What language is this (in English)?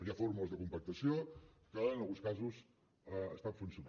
Catalan